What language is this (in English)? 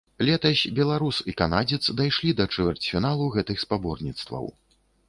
Belarusian